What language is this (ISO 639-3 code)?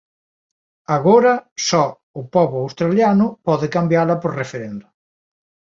glg